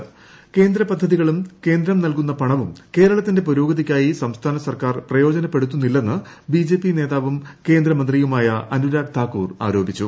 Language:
Malayalam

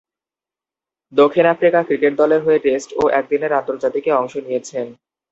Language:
Bangla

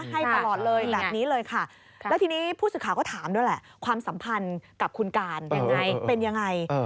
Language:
Thai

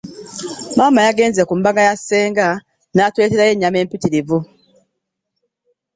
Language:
Ganda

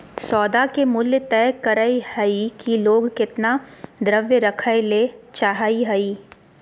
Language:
Magahi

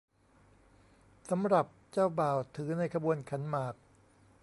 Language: Thai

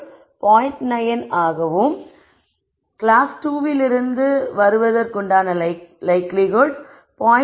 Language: Tamil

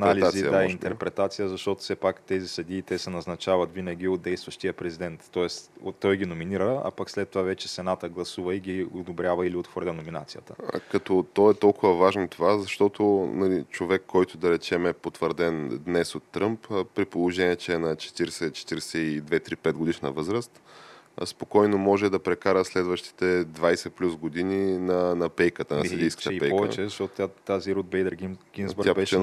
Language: Bulgarian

